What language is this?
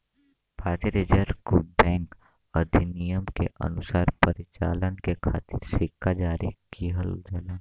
Bhojpuri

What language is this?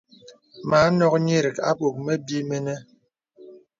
Bebele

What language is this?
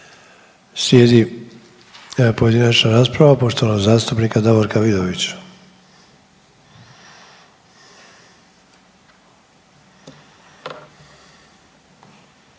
Croatian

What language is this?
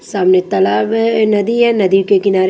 Hindi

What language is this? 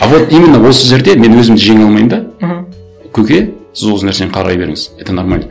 Kazakh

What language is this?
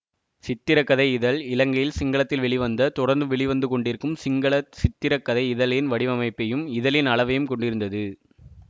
Tamil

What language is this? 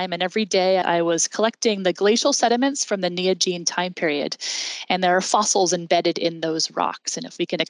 English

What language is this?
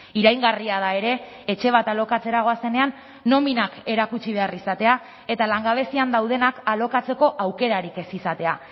Basque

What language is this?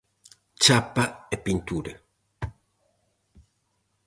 Galician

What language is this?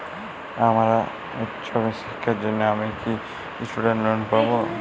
Bangla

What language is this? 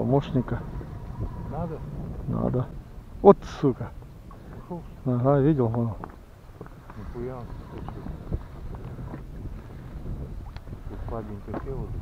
Russian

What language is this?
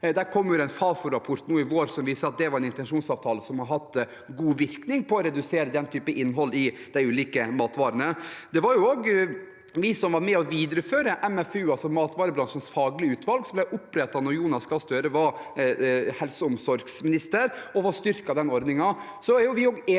Norwegian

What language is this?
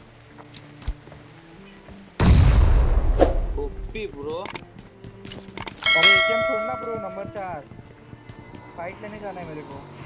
English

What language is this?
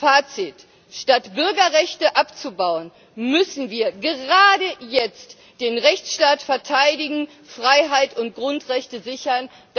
German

